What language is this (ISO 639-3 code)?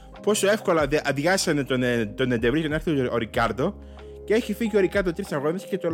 ell